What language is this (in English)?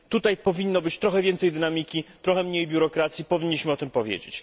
Polish